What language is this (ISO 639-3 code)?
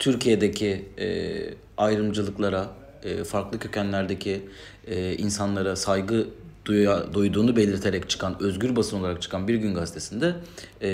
tur